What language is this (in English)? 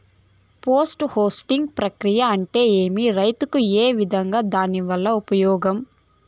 Telugu